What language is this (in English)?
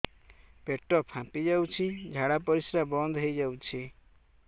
Odia